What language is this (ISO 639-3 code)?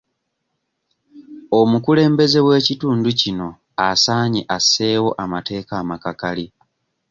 lug